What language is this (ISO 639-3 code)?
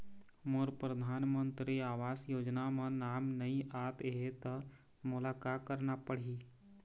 hne